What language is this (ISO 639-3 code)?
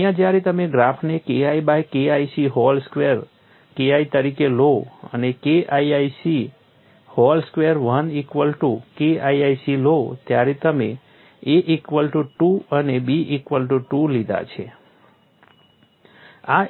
guj